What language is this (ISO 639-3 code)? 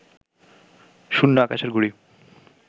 ben